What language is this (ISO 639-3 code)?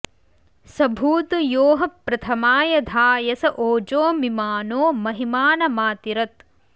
san